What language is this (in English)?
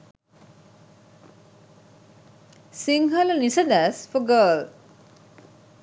Sinhala